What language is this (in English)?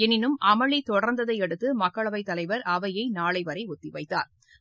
Tamil